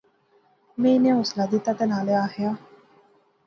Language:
Pahari-Potwari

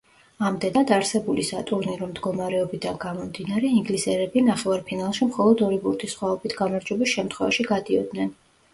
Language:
Georgian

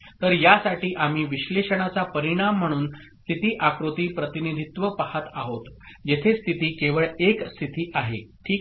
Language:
Marathi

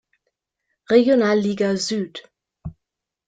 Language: German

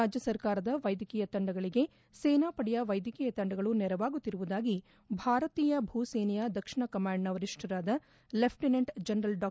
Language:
Kannada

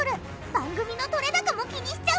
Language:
Japanese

